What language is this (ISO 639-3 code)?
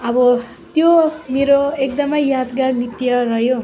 nep